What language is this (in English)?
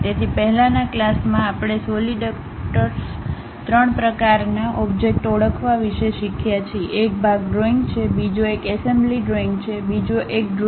Gujarati